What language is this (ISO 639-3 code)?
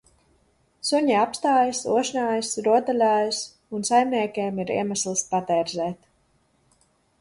lav